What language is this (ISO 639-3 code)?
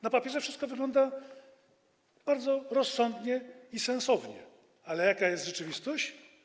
pol